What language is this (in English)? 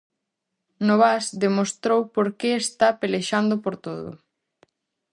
Galician